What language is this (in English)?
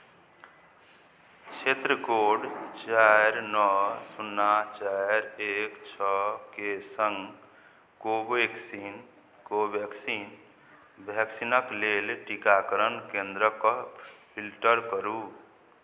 Maithili